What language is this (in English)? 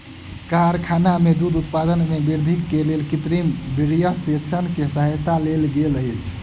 Maithili